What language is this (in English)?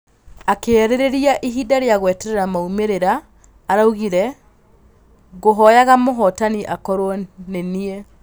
Kikuyu